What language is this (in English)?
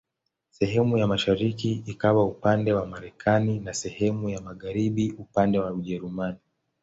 Swahili